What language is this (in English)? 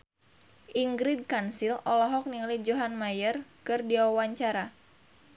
Sundanese